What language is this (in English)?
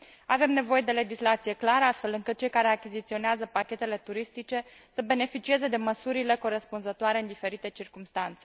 Romanian